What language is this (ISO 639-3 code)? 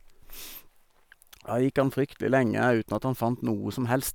nor